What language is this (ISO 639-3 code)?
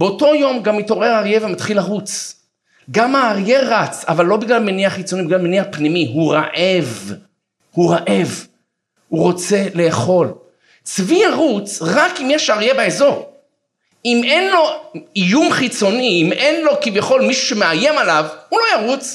heb